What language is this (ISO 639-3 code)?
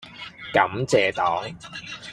yue